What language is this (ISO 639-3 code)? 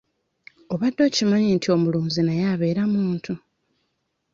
lug